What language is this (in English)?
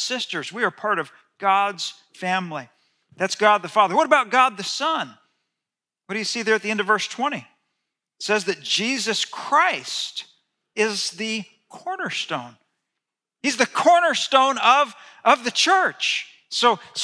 English